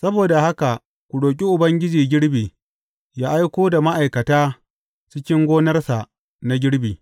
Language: Hausa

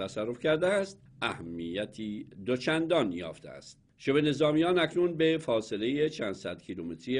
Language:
Persian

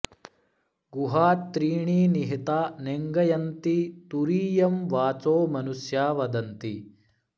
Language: Sanskrit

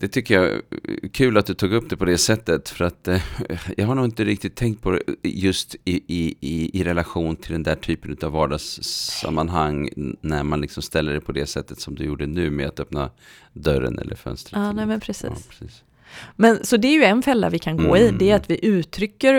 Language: Swedish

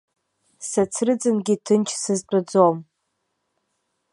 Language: Abkhazian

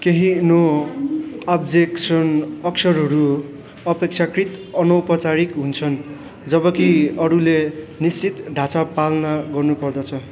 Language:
Nepali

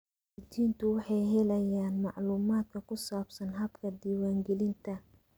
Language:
Somali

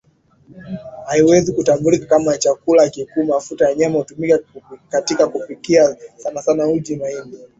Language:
Swahili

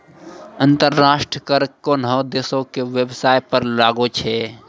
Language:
Maithili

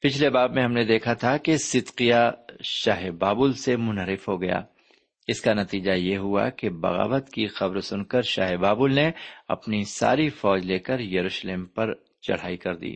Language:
Urdu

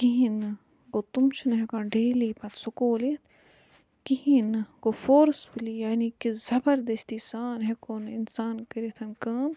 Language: Kashmiri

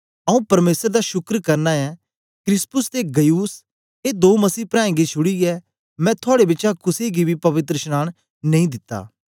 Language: Dogri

